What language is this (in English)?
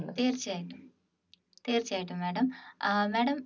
Malayalam